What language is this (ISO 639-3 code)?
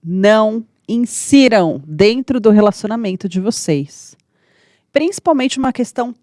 por